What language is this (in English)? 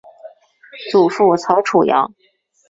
Chinese